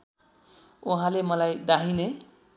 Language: Nepali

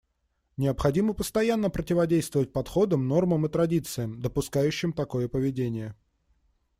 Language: Russian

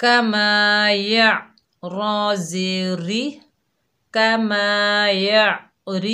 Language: Arabic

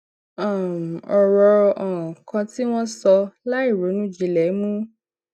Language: Yoruba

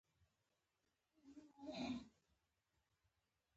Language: Pashto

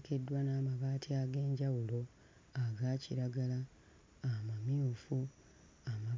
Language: Ganda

